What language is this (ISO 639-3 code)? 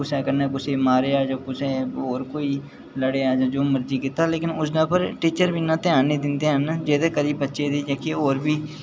doi